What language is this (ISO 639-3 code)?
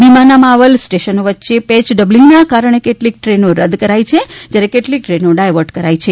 guj